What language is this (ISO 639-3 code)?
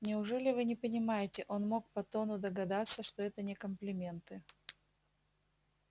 rus